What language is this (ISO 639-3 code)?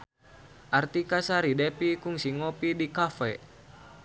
sun